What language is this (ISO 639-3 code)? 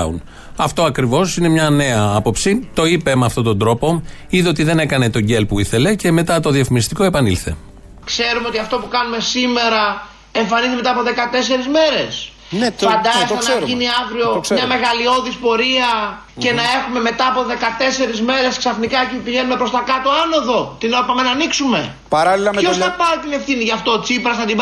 ell